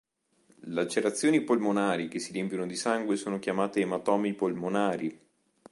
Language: Italian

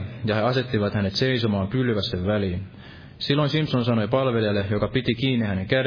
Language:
Finnish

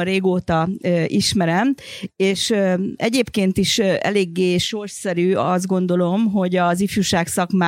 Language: Hungarian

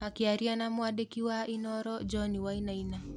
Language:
Kikuyu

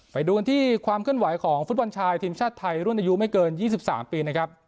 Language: Thai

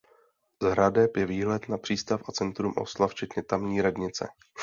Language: Czech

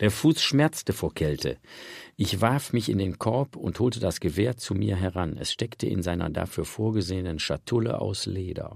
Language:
German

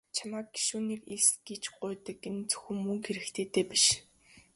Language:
Mongolian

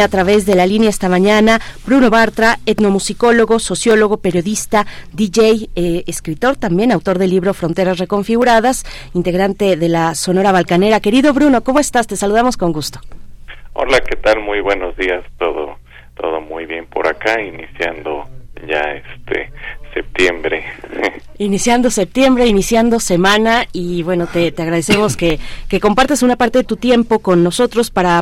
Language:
Spanish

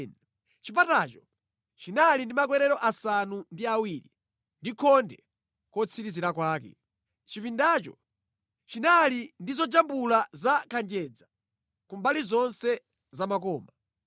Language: Nyanja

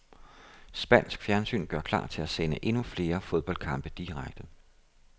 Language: Danish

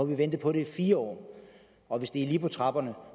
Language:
Danish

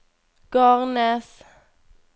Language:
Norwegian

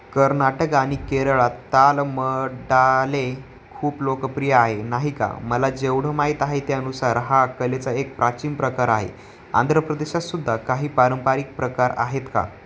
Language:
Marathi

